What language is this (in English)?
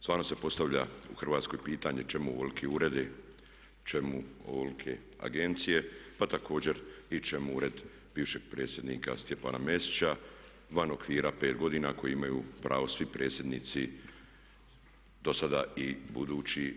Croatian